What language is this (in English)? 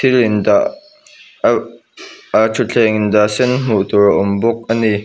Mizo